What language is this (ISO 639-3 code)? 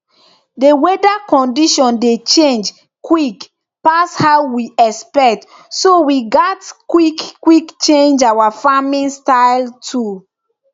pcm